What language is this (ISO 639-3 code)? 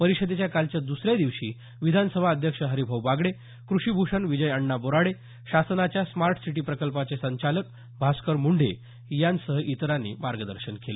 mar